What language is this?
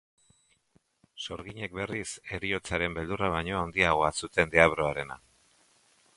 Basque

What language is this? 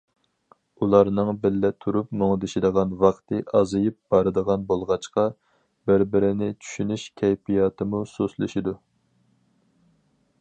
Uyghur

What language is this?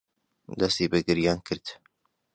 Central Kurdish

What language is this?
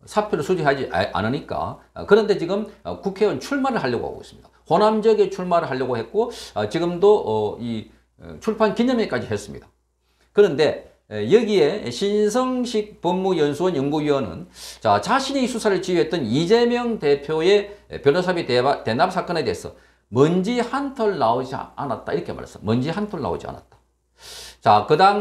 Korean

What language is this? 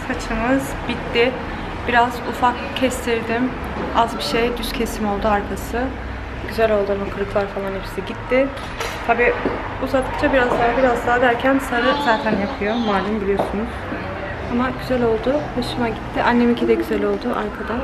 Turkish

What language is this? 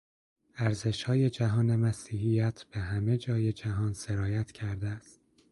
Persian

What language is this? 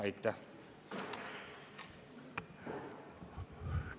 Estonian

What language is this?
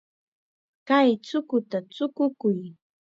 Chiquián Ancash Quechua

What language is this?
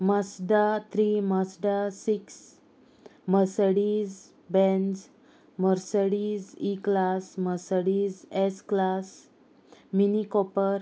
Konkani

